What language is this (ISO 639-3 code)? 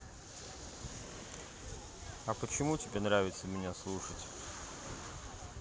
rus